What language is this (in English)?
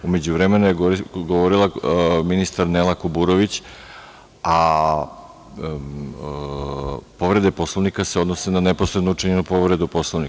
Serbian